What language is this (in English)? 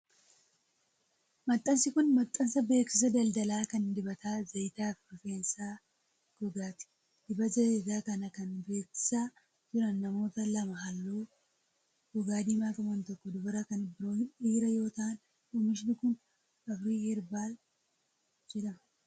Oromo